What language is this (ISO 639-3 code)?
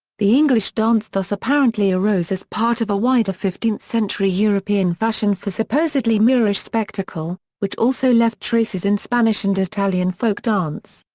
eng